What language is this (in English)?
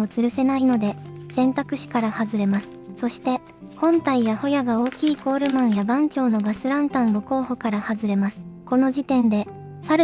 Japanese